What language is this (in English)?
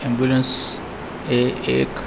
Gujarati